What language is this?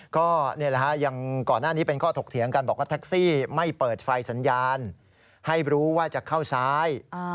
Thai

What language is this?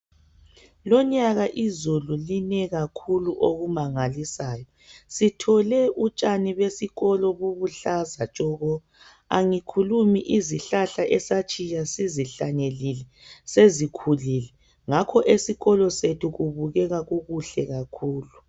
North Ndebele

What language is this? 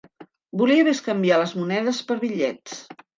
Catalan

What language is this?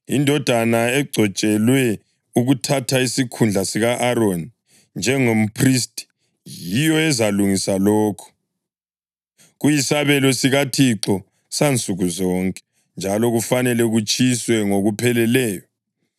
North Ndebele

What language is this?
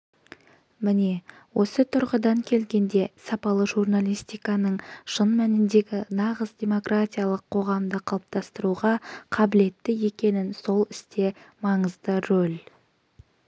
Kazakh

